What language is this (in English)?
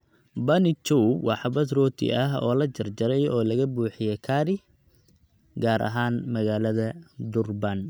Somali